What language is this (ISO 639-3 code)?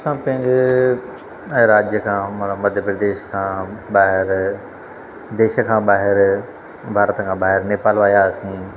snd